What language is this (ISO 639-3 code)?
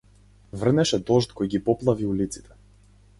mkd